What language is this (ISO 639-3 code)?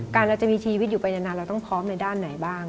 tha